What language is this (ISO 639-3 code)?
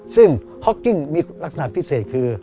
tha